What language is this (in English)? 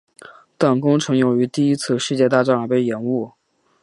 Chinese